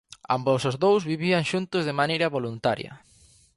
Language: Galician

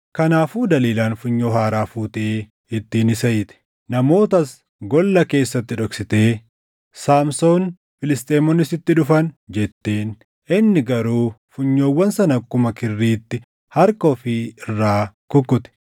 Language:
Oromo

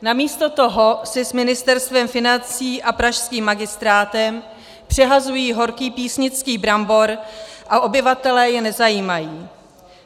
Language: Czech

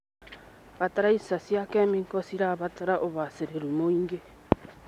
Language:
Kikuyu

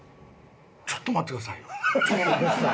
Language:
Japanese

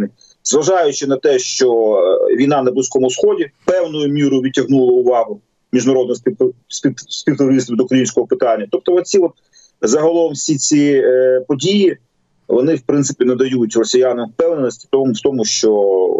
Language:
Ukrainian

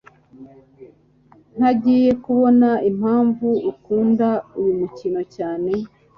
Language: Kinyarwanda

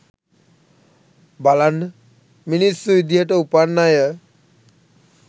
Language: Sinhala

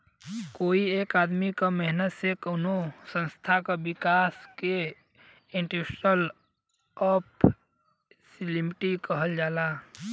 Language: Bhojpuri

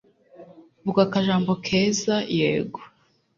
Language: Kinyarwanda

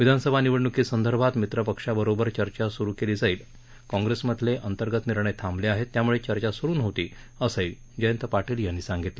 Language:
Marathi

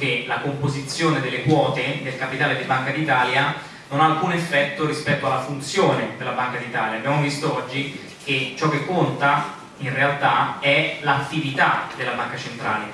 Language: Italian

